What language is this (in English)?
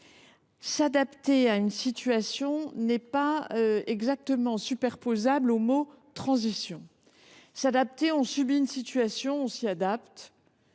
French